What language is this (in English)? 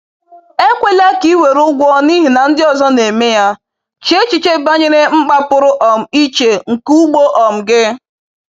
Igbo